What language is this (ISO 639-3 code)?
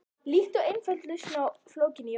isl